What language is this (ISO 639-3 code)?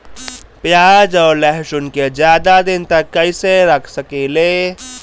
bho